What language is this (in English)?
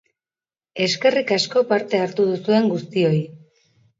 Basque